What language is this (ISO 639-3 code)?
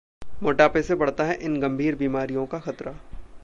hin